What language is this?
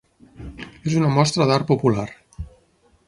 Catalan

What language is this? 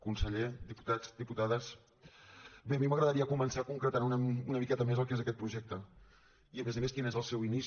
Catalan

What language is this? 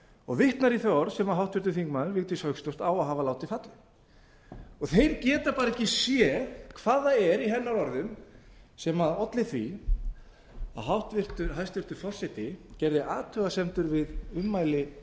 Icelandic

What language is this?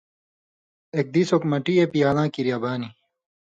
Indus Kohistani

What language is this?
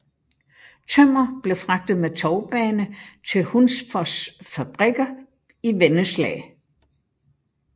Danish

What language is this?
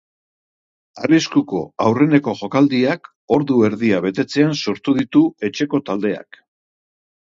Basque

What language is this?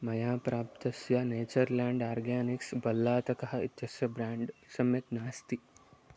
Sanskrit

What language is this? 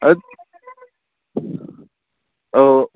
Bodo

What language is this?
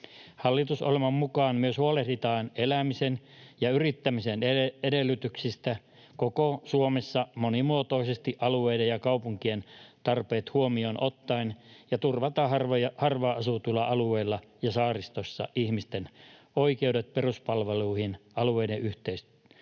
Finnish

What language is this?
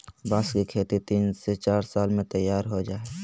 Magahi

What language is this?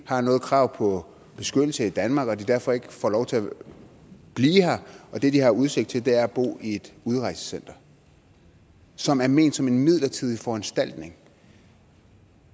Danish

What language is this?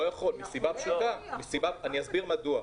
Hebrew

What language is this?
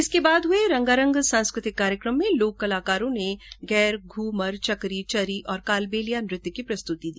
Hindi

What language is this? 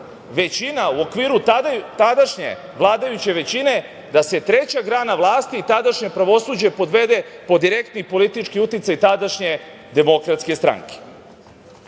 Serbian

